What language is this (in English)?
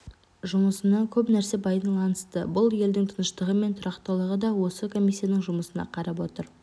Kazakh